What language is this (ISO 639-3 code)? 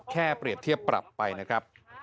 tha